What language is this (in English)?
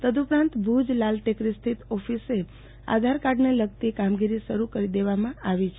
Gujarati